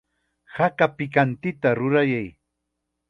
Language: Chiquián Ancash Quechua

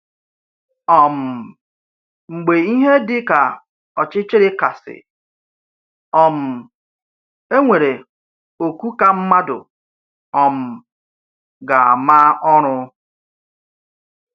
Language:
Igbo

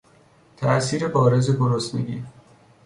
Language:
Persian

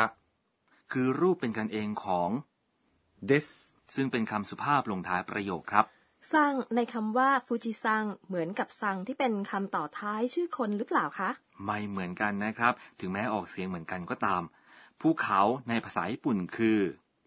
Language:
Thai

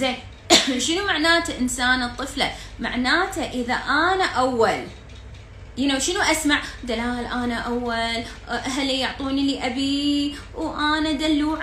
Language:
Arabic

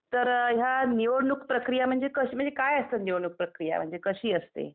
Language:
Marathi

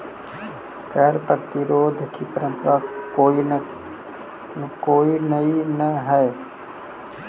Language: Magahi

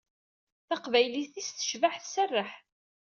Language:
Kabyle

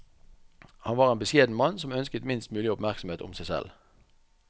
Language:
Norwegian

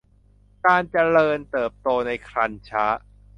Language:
Thai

